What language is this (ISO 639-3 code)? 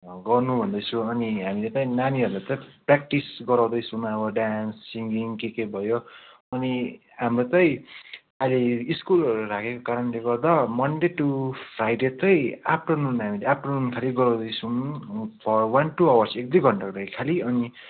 nep